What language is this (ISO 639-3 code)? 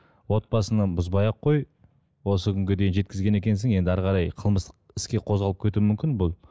kaz